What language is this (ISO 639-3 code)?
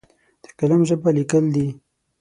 pus